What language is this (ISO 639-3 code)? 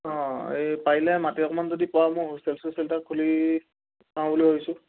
asm